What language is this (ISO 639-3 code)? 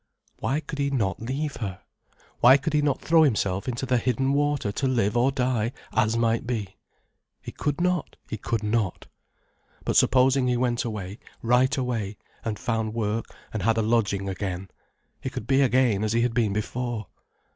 eng